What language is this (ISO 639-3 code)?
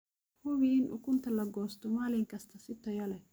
som